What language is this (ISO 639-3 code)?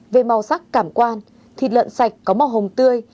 vie